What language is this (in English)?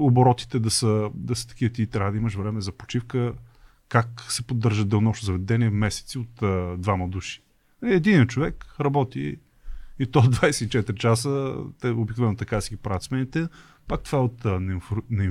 Bulgarian